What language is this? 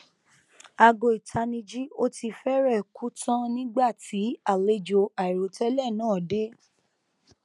Yoruba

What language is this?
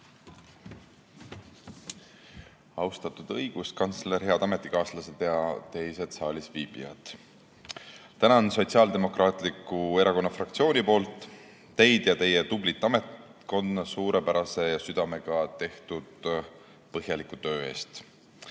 Estonian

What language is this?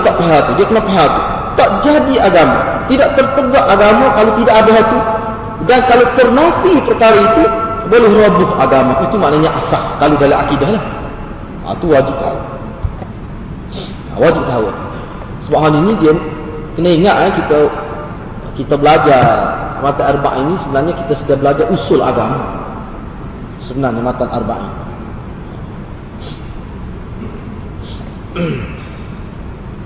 Malay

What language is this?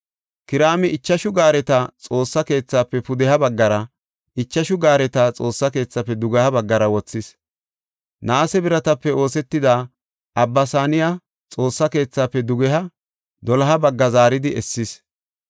Gofa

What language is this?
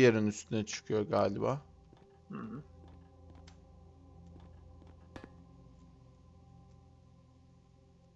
Turkish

